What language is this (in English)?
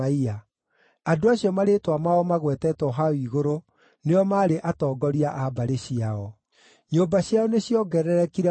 Kikuyu